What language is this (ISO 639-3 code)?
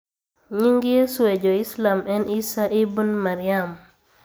luo